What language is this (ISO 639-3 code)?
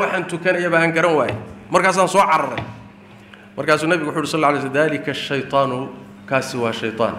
ara